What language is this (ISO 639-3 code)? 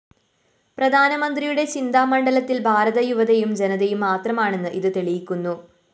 mal